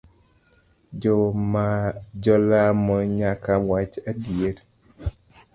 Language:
Luo (Kenya and Tanzania)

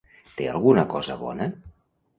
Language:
Catalan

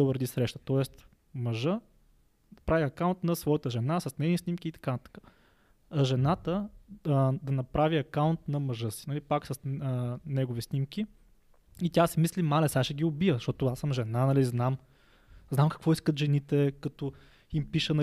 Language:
Bulgarian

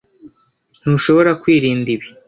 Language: Kinyarwanda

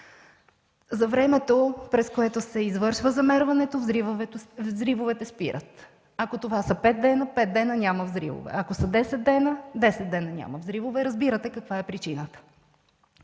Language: Bulgarian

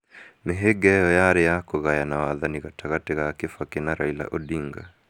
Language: Kikuyu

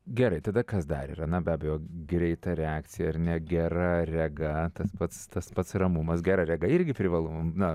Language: Lithuanian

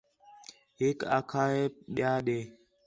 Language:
Khetrani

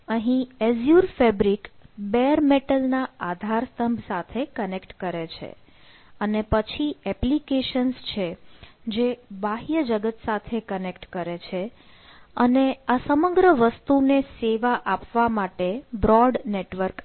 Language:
Gujarati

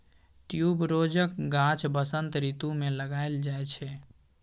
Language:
Maithili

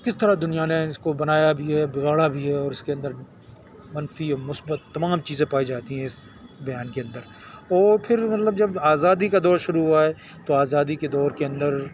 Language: Urdu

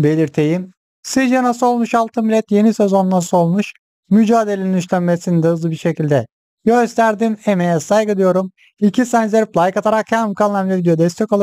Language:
Turkish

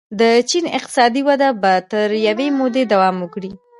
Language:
Pashto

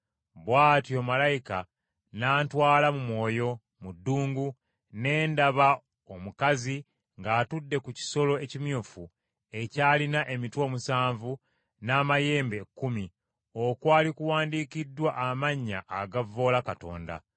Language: Ganda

